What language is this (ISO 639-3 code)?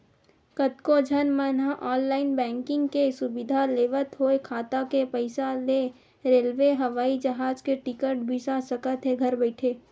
hne